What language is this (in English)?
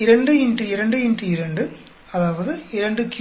Tamil